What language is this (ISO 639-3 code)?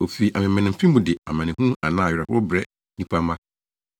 aka